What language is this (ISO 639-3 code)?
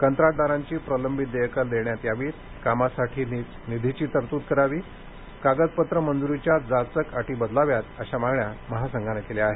mar